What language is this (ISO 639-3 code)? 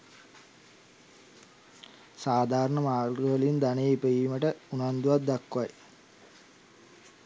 sin